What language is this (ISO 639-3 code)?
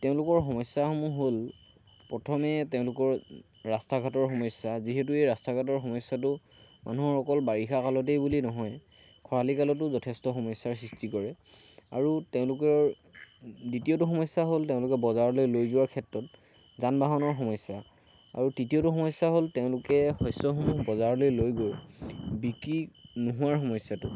asm